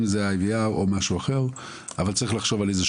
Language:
Hebrew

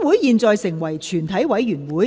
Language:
Cantonese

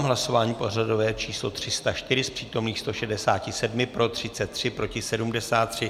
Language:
Czech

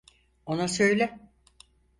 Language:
Turkish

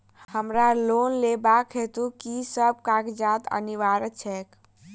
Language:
Maithili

